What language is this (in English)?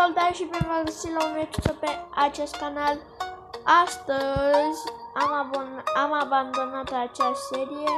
Romanian